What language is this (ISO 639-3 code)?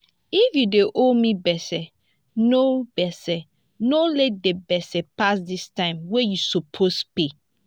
pcm